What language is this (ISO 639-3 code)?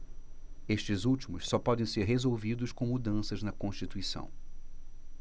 por